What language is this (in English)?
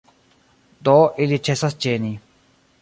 Esperanto